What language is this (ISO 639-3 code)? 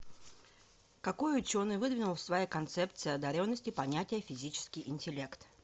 rus